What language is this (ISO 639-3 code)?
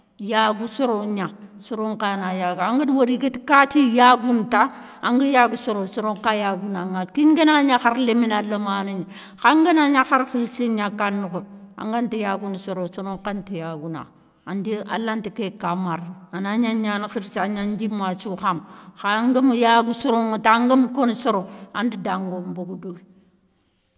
snk